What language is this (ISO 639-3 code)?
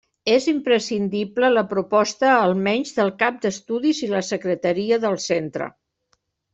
cat